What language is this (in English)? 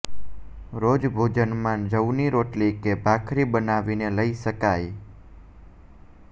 Gujarati